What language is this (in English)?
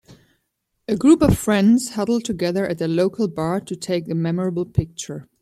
English